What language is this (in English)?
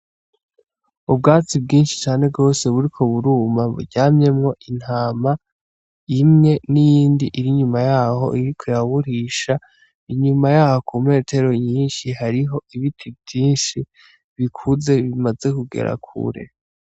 Rundi